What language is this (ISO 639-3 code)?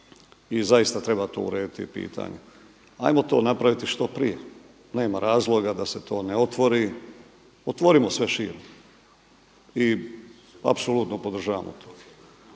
hrv